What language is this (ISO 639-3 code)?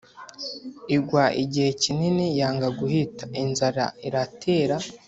kin